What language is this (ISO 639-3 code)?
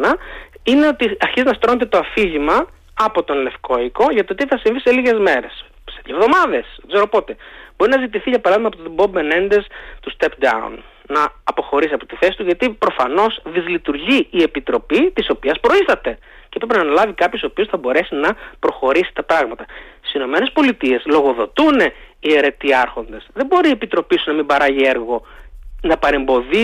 ell